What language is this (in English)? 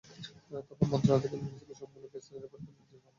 Bangla